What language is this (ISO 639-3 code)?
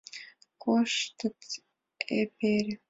chm